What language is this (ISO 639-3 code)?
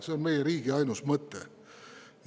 est